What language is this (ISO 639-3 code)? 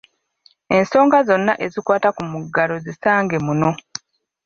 lug